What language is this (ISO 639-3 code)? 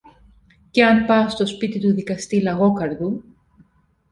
ell